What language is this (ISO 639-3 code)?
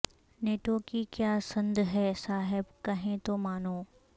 urd